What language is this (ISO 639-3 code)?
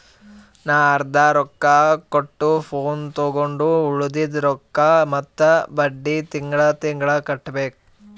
kan